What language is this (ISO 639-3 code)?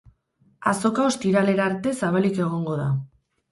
eus